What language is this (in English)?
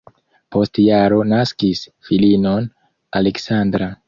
Esperanto